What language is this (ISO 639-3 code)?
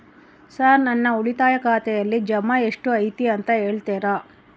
kan